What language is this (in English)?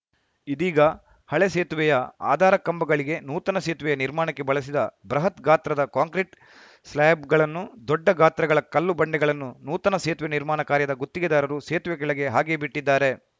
Kannada